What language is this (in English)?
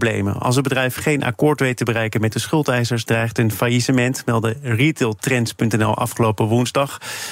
Dutch